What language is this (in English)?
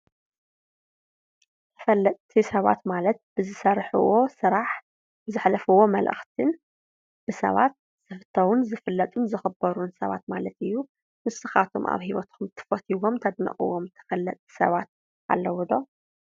Tigrinya